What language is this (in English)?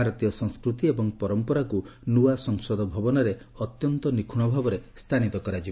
Odia